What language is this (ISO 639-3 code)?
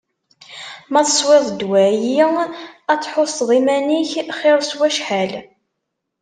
kab